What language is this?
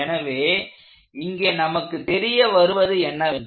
Tamil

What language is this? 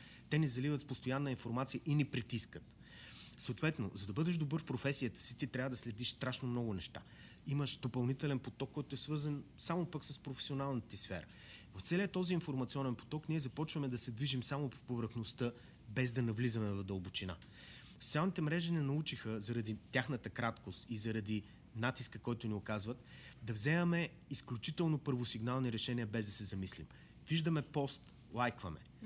Bulgarian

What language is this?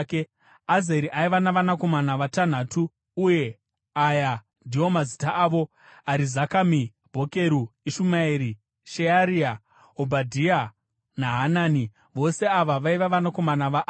Shona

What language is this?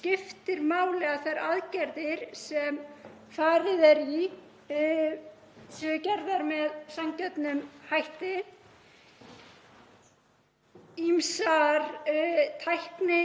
Icelandic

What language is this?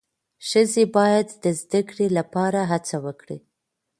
Pashto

